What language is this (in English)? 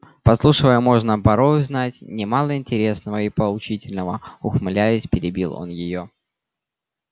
Russian